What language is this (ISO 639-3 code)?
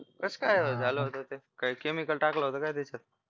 mar